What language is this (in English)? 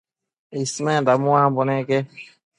Matsés